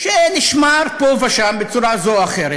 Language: Hebrew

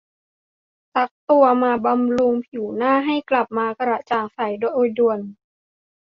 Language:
Thai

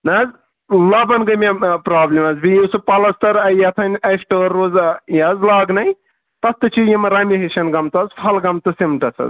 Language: Kashmiri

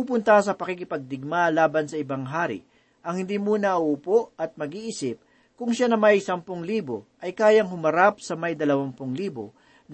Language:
Filipino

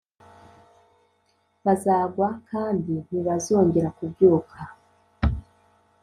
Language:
Kinyarwanda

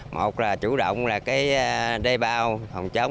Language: Vietnamese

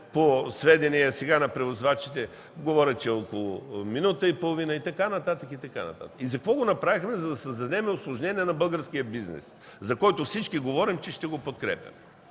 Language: Bulgarian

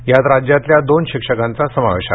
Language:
Marathi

